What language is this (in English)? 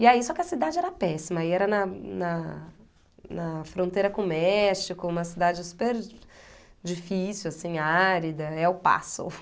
Portuguese